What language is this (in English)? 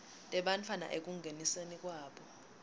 Swati